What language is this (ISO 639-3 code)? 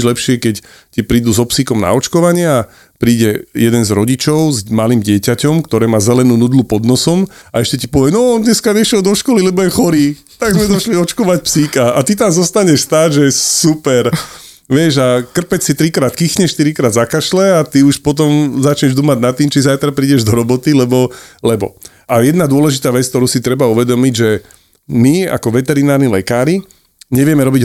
slk